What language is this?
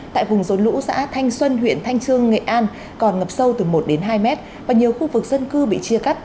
Vietnamese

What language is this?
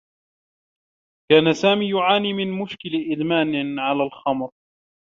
Arabic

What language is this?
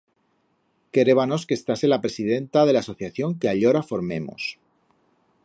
Aragonese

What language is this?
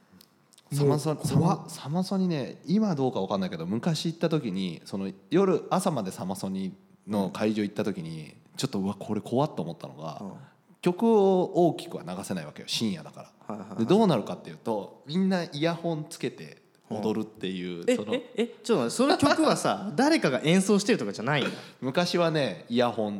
Japanese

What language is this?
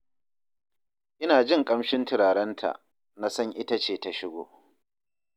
Hausa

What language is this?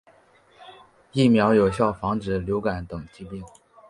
Chinese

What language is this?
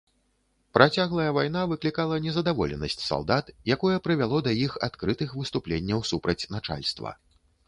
Belarusian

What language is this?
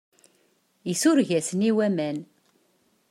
Kabyle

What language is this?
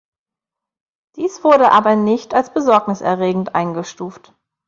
German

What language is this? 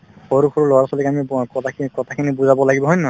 Assamese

